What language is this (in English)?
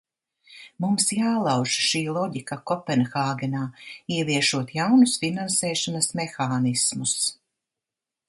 Latvian